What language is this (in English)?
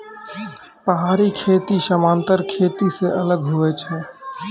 Maithili